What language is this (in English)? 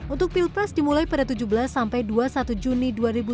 Indonesian